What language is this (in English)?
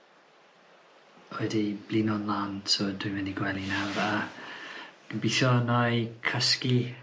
Welsh